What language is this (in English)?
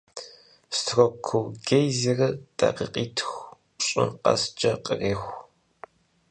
Kabardian